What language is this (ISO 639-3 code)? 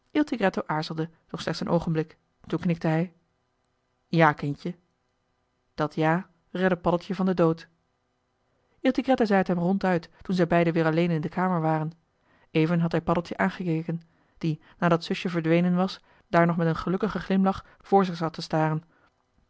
nld